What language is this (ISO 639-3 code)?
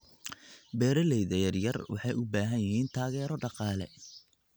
som